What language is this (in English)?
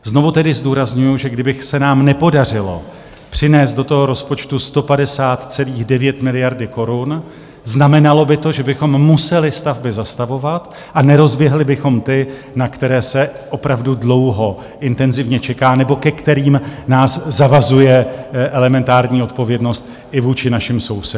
Czech